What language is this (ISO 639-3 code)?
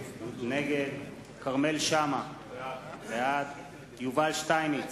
heb